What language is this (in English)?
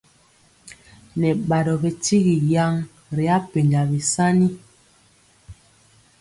Mpiemo